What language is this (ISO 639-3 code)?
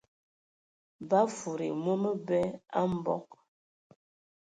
ewo